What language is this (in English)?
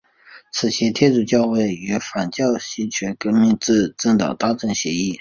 Chinese